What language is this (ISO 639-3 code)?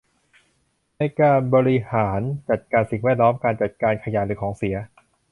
tha